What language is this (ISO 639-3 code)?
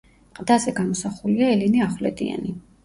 kat